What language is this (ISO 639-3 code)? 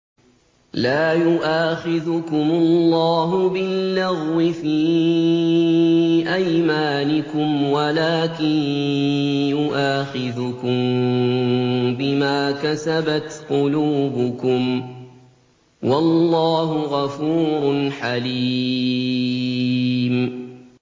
ara